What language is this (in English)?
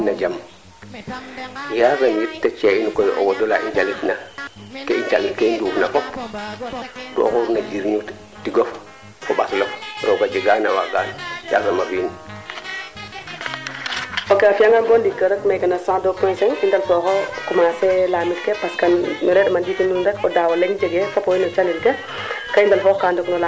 Serer